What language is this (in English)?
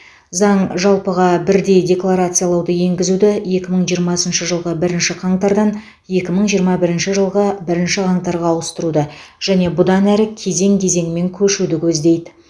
Kazakh